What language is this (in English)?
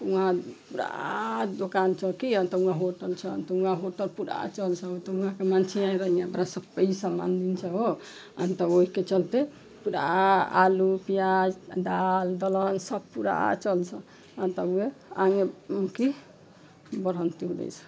Nepali